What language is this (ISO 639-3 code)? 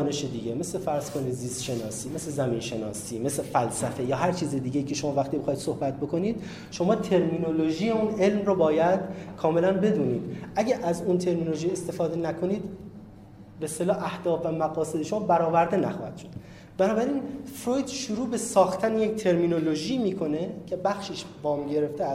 fas